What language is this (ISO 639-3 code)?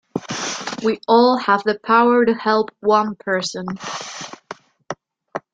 eng